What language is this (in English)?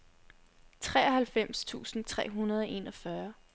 Danish